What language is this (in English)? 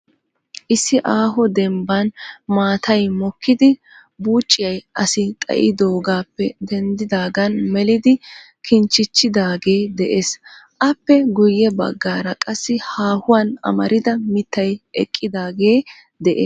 Wolaytta